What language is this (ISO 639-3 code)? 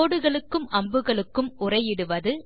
tam